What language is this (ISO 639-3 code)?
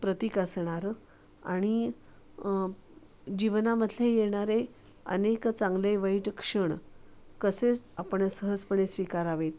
mar